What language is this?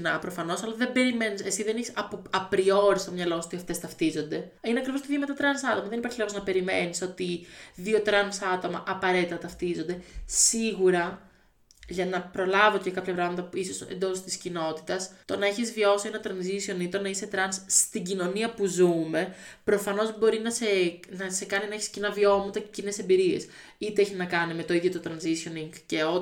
Greek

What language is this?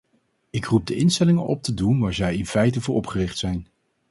Dutch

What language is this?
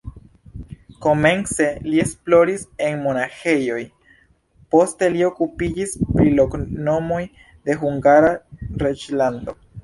Esperanto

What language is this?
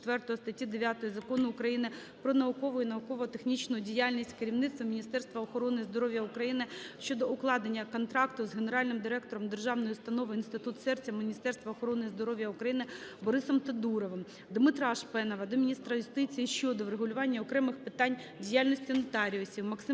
Ukrainian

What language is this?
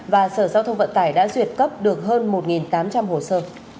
Vietnamese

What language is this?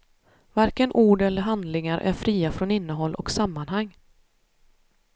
Swedish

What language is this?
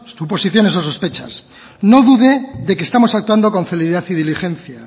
Spanish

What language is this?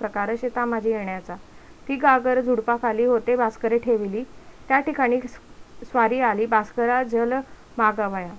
Marathi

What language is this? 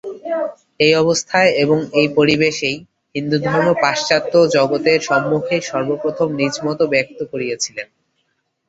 Bangla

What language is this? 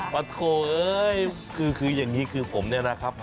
Thai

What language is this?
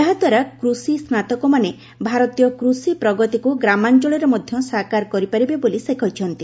Odia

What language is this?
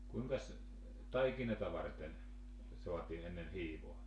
Finnish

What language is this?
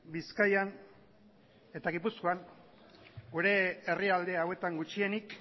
Basque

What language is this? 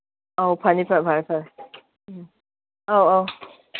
Manipuri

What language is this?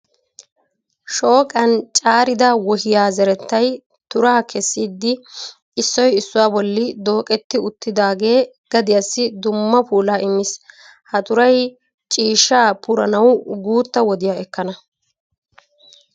Wolaytta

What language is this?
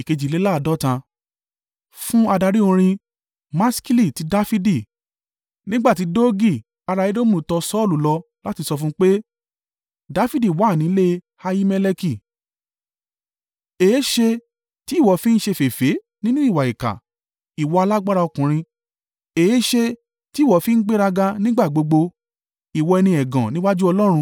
Yoruba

